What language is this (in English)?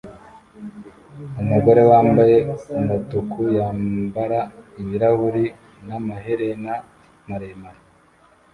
Kinyarwanda